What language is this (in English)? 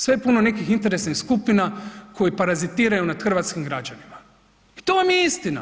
Croatian